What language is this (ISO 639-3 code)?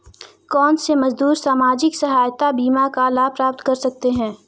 hin